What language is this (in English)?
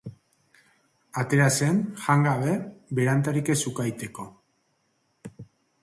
Basque